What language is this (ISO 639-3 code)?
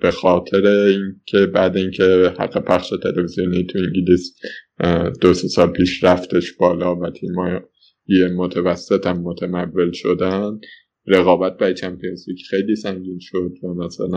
fas